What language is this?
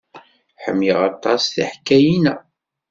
Kabyle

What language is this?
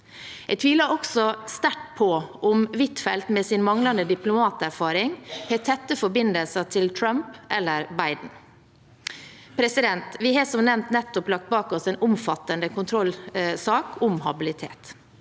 Norwegian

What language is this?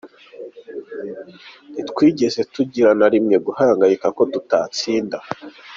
Kinyarwanda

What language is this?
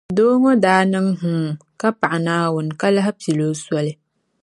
Dagbani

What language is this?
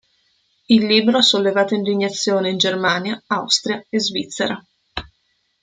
Italian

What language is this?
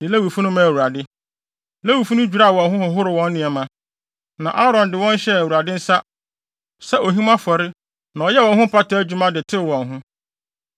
Akan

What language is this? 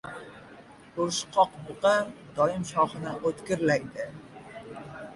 Uzbek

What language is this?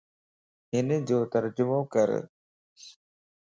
Lasi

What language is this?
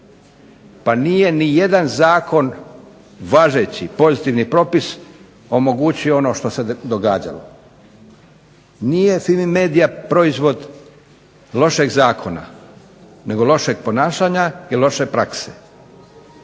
Croatian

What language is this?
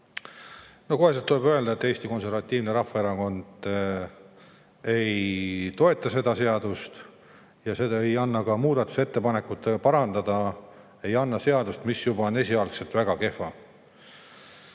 Estonian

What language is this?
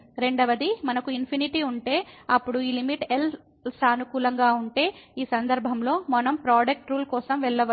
Telugu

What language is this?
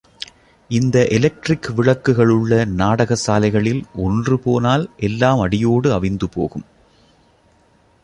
Tamil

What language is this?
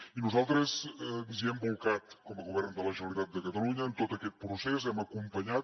Catalan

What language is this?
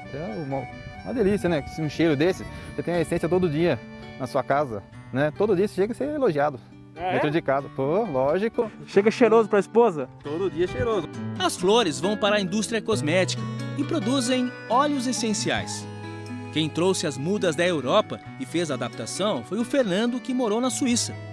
Portuguese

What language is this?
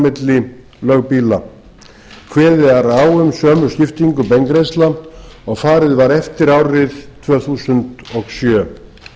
Icelandic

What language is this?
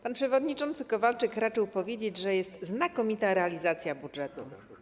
Polish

